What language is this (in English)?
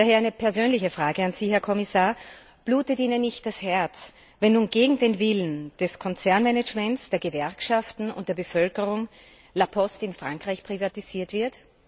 German